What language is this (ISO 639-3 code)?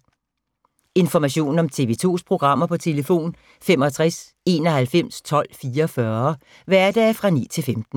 dan